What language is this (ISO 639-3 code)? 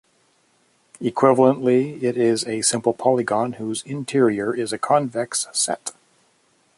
eng